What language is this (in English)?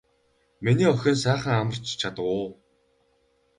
Mongolian